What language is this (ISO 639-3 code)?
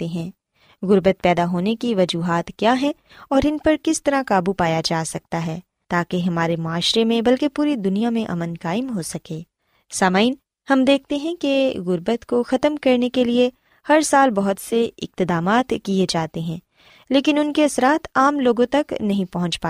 urd